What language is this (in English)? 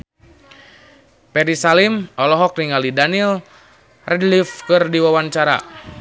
Sundanese